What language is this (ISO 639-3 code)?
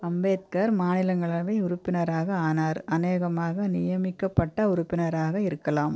tam